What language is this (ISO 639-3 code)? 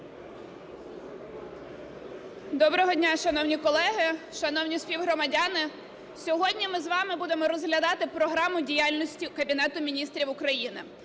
ukr